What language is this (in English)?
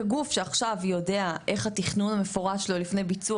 Hebrew